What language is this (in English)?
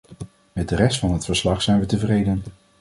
Dutch